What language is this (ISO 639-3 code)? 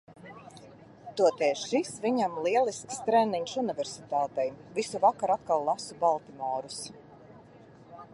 lav